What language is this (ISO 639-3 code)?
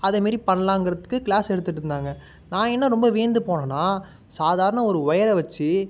tam